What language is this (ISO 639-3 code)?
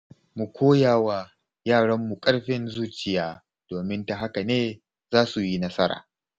hau